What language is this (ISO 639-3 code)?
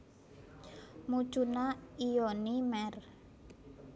jav